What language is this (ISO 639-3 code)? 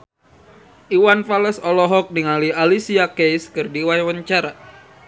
sun